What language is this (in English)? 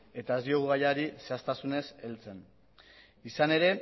Basque